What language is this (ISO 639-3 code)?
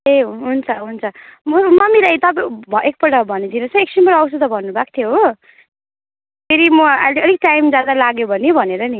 nep